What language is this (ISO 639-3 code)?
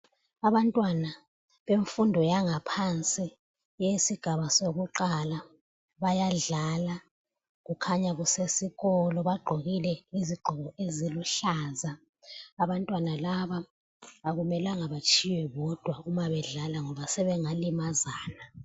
nde